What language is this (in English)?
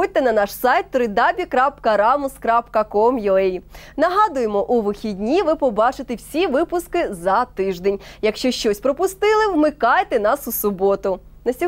Ukrainian